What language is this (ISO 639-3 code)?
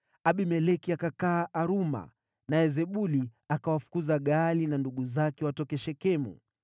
swa